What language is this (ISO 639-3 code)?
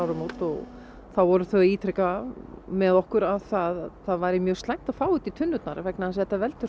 isl